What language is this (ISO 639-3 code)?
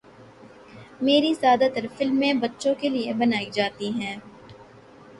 urd